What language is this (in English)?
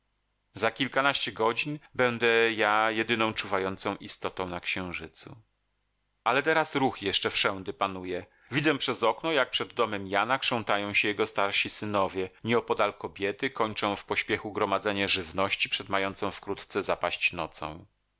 Polish